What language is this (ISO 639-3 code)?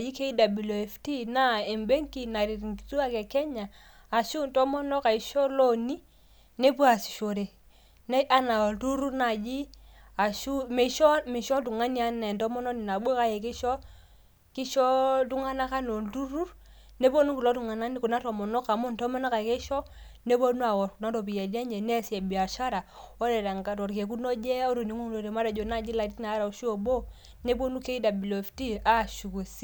mas